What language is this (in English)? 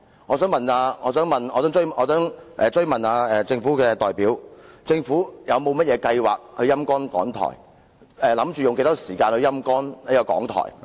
Cantonese